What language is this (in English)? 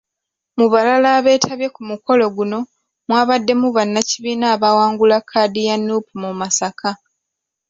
Ganda